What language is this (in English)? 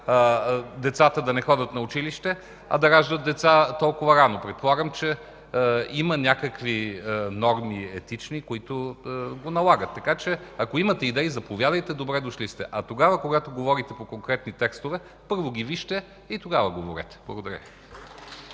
Bulgarian